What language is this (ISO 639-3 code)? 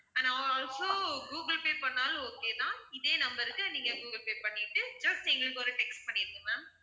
tam